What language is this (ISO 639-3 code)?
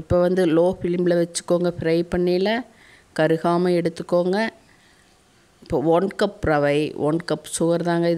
nor